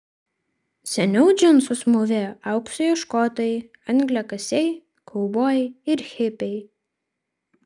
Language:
Lithuanian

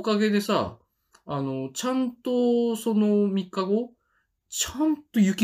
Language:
Japanese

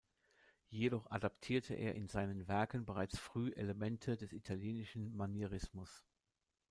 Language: German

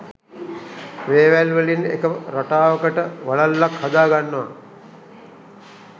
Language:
Sinhala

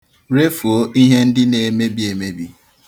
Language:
Igbo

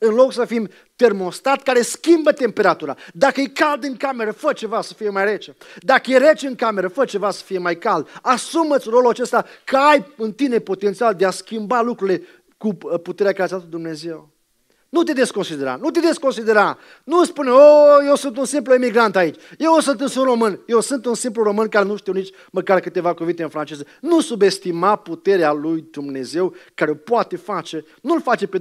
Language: Romanian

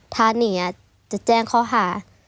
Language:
Thai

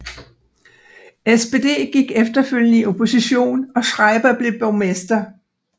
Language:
Danish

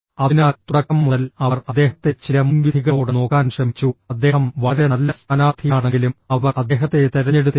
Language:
Malayalam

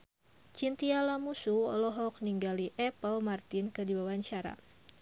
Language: Sundanese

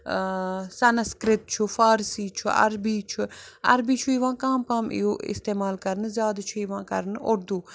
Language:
Kashmiri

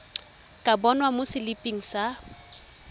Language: Tswana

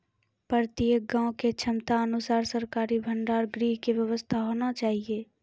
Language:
Maithili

